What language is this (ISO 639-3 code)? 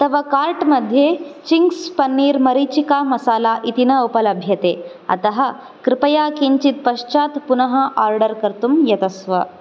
san